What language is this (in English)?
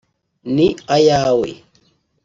Kinyarwanda